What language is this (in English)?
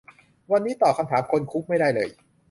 Thai